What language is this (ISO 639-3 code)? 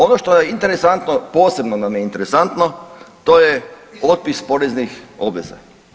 hrv